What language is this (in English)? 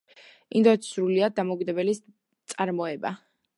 Georgian